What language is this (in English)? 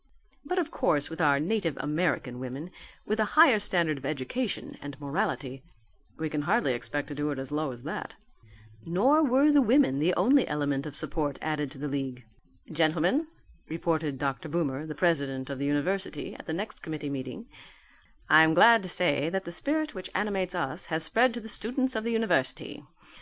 English